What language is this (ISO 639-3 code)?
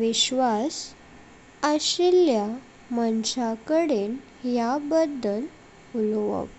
kok